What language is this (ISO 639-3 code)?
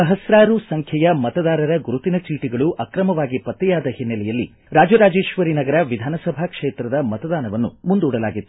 kan